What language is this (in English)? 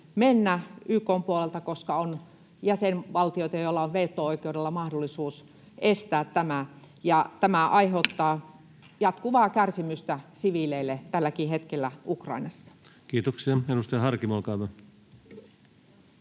Finnish